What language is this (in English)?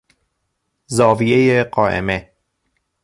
Persian